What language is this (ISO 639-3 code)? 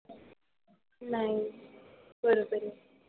mar